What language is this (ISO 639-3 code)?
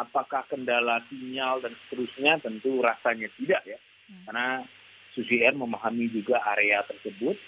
ind